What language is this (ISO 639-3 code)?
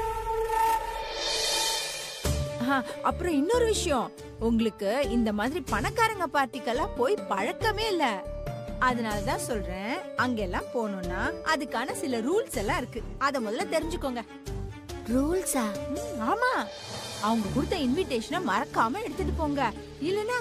tam